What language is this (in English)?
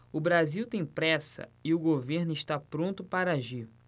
Portuguese